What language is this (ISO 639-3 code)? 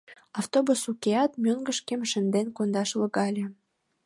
chm